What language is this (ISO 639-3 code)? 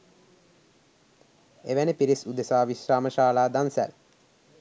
sin